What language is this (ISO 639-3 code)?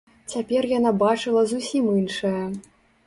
bel